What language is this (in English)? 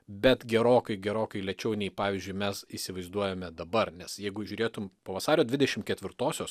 Lithuanian